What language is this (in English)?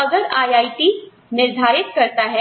Hindi